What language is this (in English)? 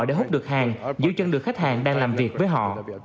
Vietnamese